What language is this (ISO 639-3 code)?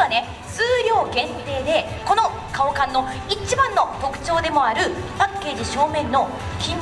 jpn